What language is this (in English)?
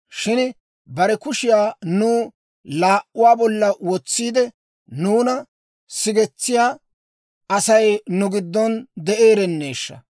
Dawro